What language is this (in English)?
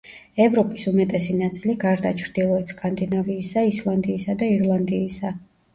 Georgian